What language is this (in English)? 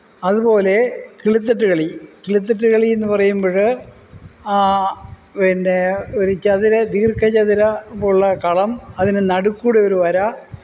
Malayalam